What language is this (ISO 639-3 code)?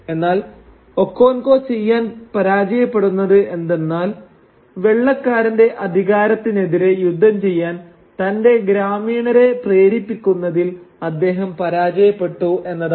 mal